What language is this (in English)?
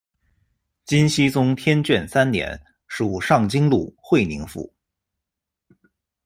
Chinese